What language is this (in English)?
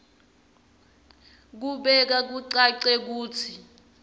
Swati